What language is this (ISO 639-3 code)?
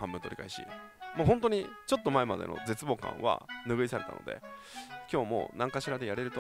jpn